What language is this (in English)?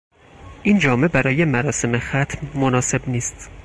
Persian